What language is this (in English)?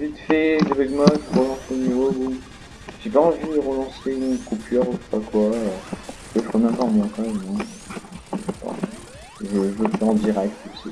French